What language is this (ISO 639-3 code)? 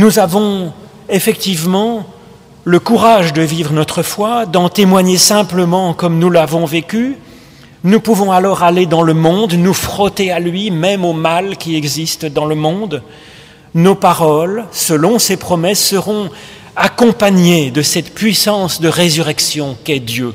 fra